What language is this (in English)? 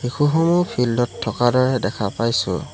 Assamese